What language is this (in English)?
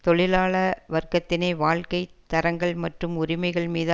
Tamil